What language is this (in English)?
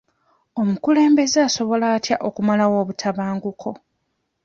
Ganda